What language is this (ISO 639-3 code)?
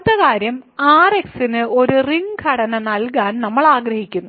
mal